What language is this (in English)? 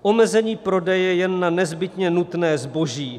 Czech